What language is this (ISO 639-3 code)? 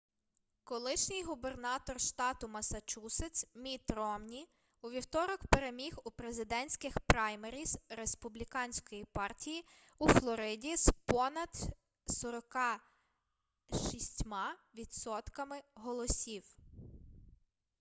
ukr